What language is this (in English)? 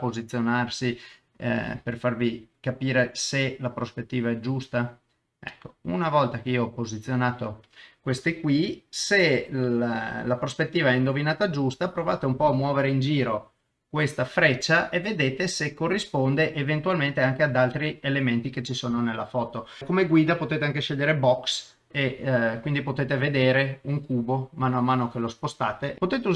Italian